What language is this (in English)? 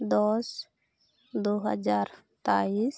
Santali